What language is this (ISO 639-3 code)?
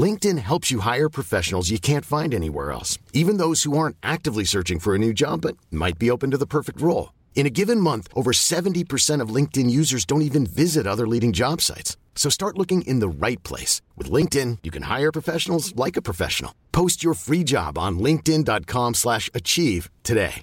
fil